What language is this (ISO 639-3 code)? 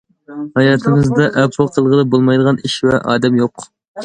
uig